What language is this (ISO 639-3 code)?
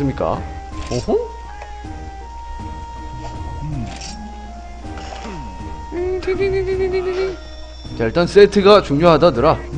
kor